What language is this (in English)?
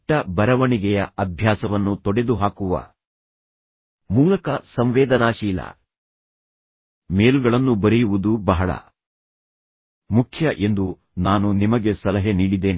Kannada